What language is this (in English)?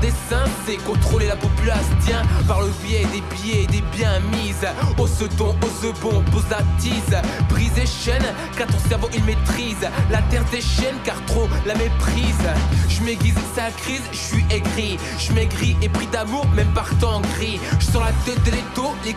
French